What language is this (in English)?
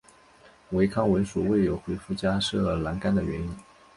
Chinese